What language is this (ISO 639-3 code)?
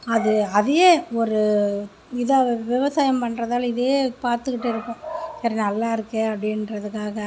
tam